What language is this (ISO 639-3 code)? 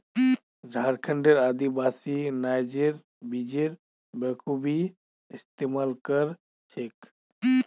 mag